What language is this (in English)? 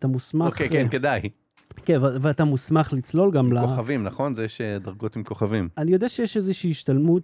Hebrew